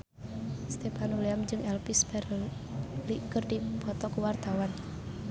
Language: Sundanese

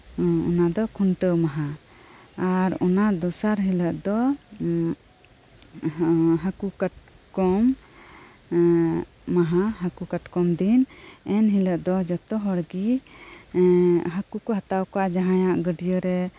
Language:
Santali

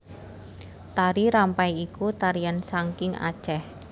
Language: Javanese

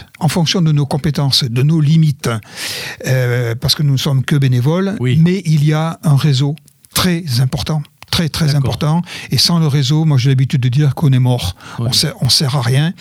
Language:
French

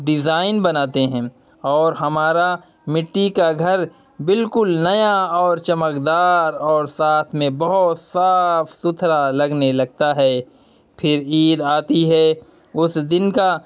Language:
Urdu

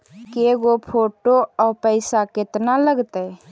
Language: Magahi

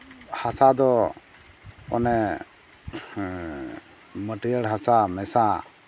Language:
Santali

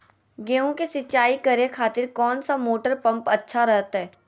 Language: Magahi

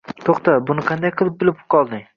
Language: Uzbek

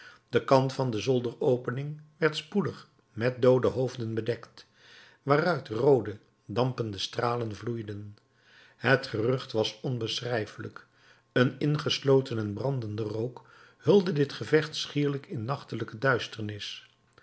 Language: Dutch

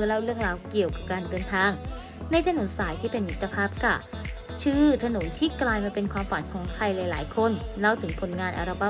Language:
Thai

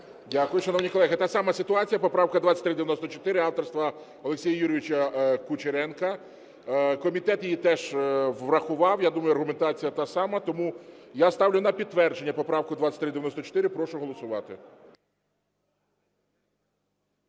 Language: Ukrainian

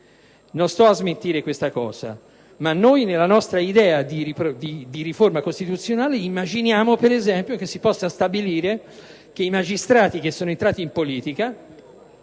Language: Italian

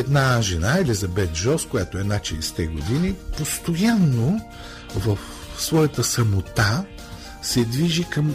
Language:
Bulgarian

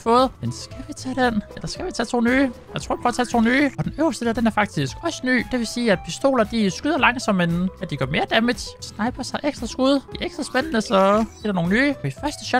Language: Danish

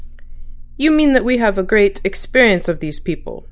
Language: English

